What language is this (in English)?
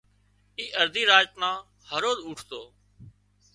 Wadiyara Koli